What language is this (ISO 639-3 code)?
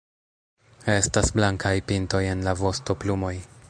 epo